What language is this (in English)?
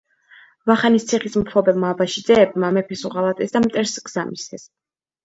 Georgian